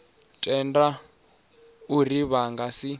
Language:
Venda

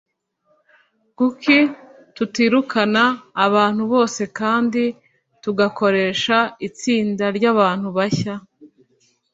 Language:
Kinyarwanda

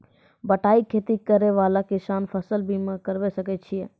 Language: Maithili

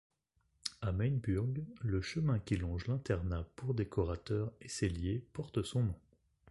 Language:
French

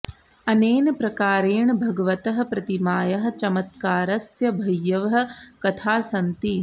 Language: Sanskrit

